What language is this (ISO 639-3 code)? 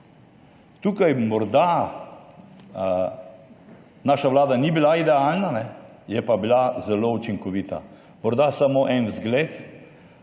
slv